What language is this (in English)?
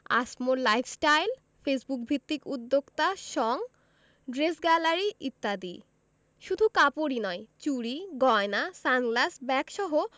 Bangla